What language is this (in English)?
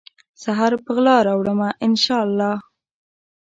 Pashto